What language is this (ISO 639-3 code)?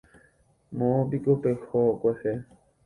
grn